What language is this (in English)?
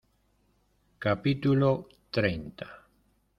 Spanish